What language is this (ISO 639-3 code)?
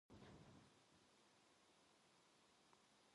kor